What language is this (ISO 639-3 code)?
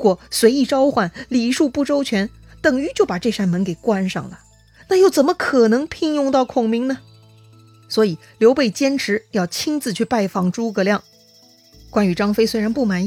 zho